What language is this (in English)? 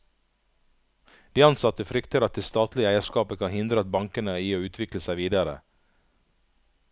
Norwegian